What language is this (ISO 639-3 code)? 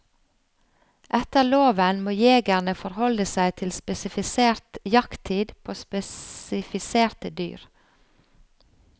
nor